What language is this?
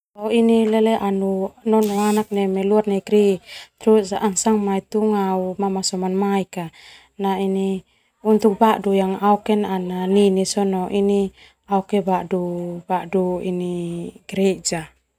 Termanu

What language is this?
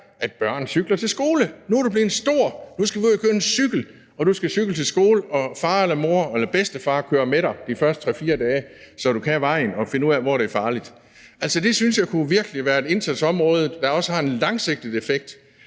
Danish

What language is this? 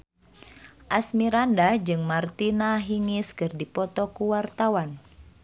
Sundanese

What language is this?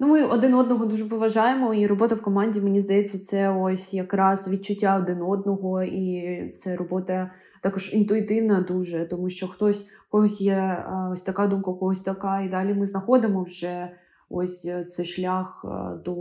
Ukrainian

